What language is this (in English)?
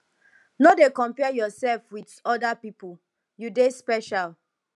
Nigerian Pidgin